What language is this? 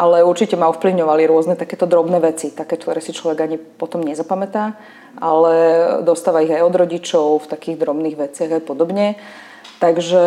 Slovak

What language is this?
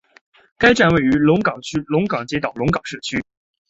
Chinese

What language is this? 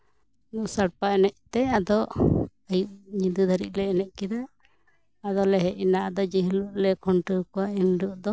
Santali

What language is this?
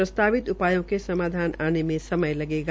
Hindi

